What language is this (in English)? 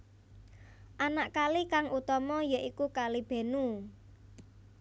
Javanese